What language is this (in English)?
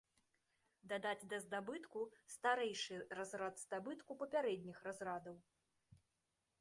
Belarusian